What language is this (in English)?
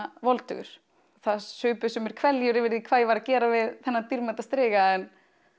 Icelandic